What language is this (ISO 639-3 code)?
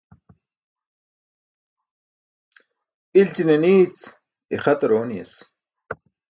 bsk